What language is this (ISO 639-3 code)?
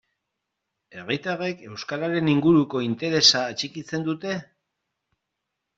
eus